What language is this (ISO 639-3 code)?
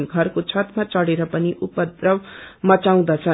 nep